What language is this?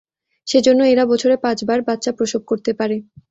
Bangla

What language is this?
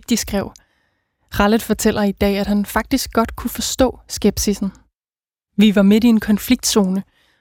Danish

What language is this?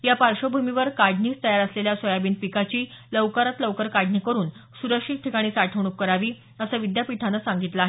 Marathi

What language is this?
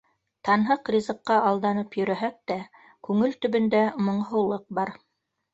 Bashkir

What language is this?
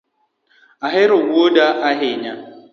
Luo (Kenya and Tanzania)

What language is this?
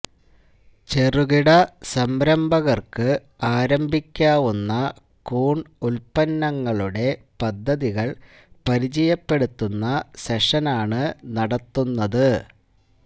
Malayalam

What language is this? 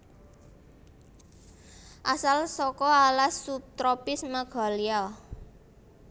Javanese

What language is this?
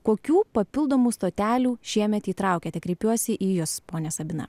Lithuanian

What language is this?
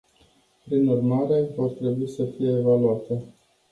Romanian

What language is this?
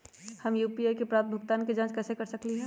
Magahi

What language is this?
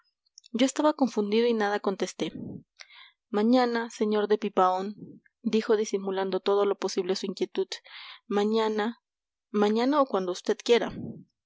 Spanish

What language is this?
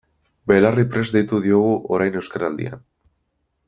Basque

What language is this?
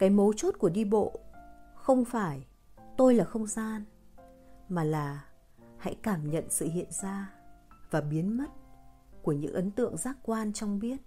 Vietnamese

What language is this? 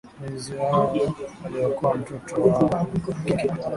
Swahili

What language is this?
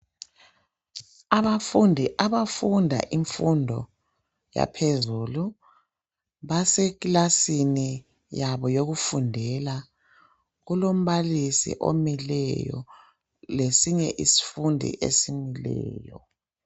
North Ndebele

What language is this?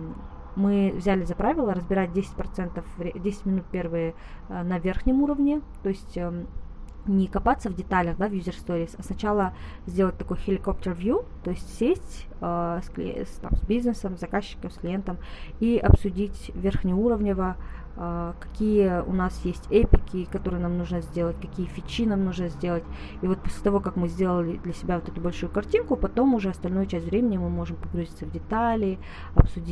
Russian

